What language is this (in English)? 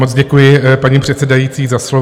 Czech